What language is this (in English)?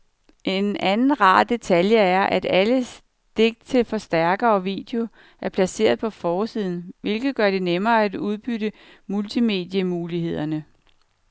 Danish